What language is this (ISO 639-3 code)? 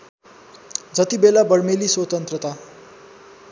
nep